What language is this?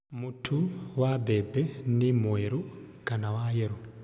Kikuyu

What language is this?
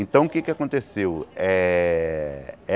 Portuguese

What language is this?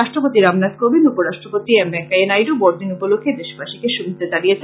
Bangla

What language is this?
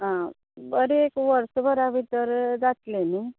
Konkani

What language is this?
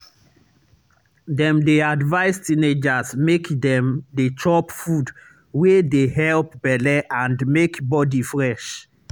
Nigerian Pidgin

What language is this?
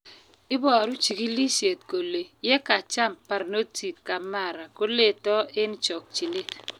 Kalenjin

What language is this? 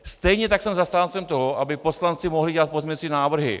Czech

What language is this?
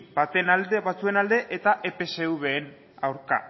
Basque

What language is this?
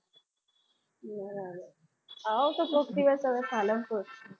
Gujarati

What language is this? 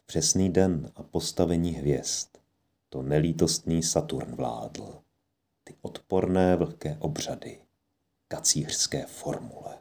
Czech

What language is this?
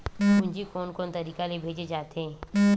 Chhattisgarhi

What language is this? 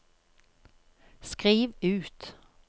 Norwegian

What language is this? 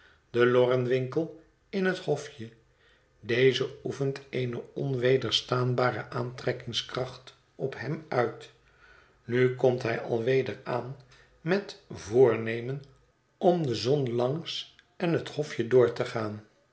Dutch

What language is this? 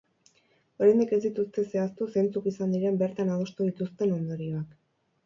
Basque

